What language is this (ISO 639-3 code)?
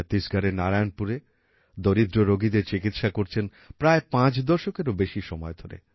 ben